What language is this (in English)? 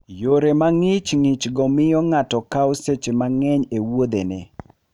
Luo (Kenya and Tanzania)